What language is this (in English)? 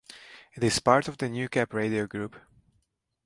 English